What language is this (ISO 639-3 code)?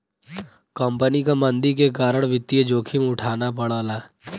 bho